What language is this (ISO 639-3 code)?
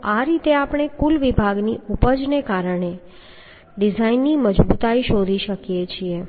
guj